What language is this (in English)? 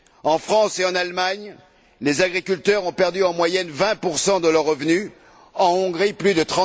French